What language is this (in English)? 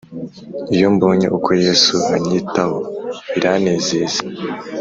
Kinyarwanda